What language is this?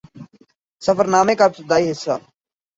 Urdu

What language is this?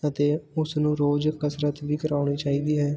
Punjabi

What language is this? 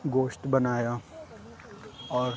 Urdu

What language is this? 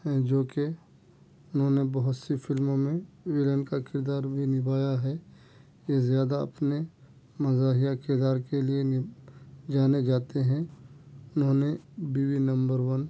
Urdu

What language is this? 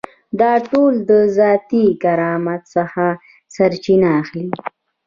Pashto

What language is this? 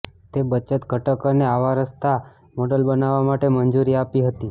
Gujarati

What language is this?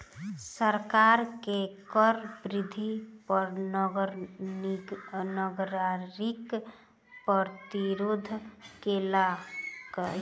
Maithili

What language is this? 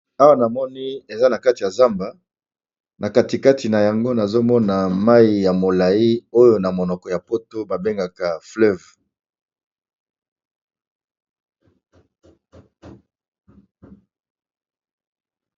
Lingala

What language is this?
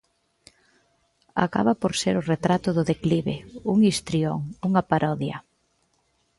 Galician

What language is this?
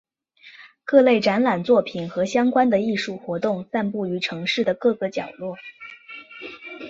Chinese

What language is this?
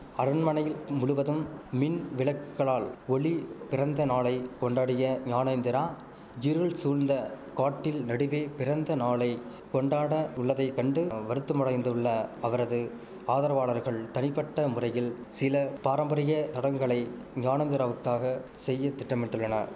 Tamil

